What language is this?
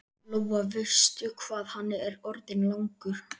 Icelandic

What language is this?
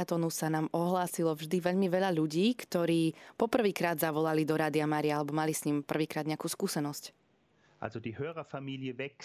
Slovak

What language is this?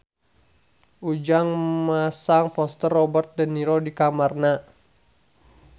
Sundanese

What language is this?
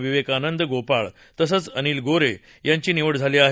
Marathi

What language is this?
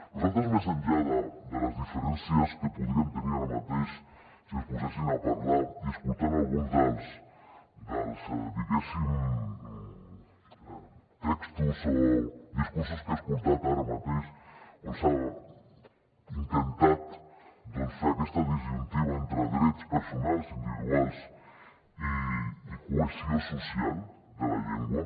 Catalan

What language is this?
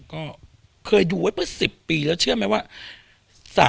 Thai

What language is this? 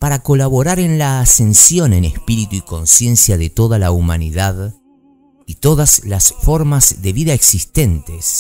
Spanish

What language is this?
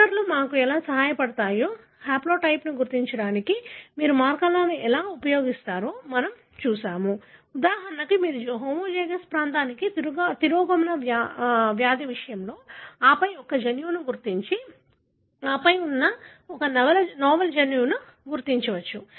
Telugu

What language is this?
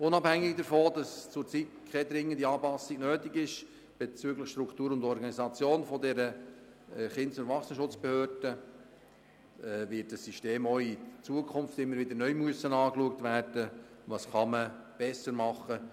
Swiss German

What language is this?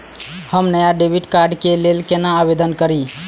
Maithili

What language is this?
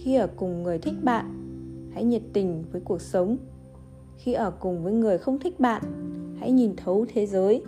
Vietnamese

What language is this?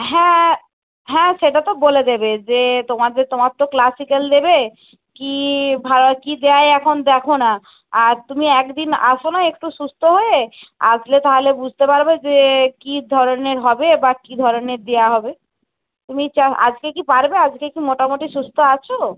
Bangla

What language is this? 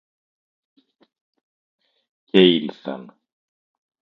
Greek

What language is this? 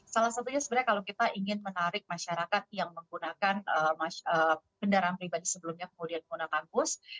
Indonesian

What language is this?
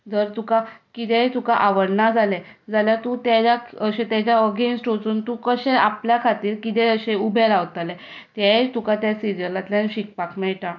Konkani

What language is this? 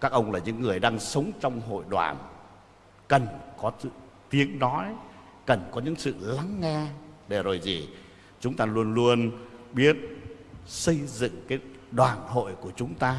Vietnamese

